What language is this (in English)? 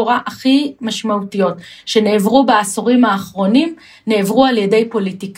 Hebrew